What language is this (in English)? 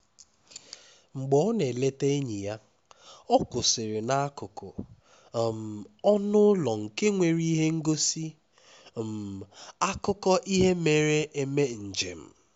Igbo